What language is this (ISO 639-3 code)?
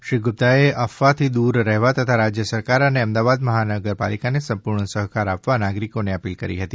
guj